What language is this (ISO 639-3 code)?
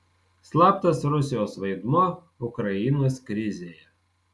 lit